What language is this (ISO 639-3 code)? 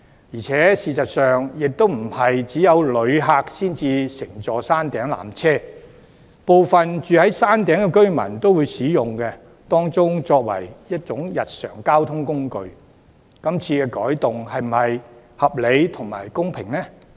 yue